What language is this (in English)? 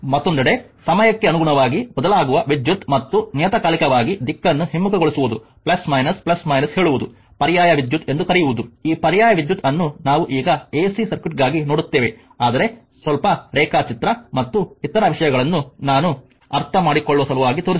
Kannada